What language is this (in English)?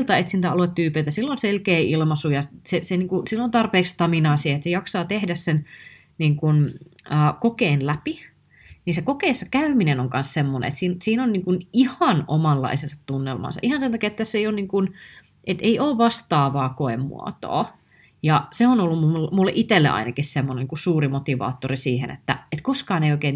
Finnish